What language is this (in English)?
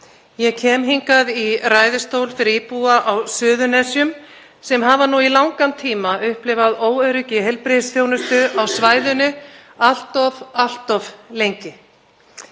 Icelandic